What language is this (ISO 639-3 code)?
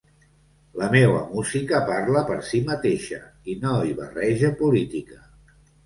cat